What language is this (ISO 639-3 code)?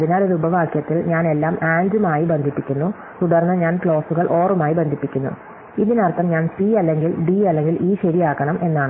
mal